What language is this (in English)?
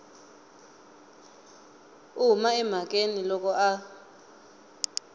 Tsonga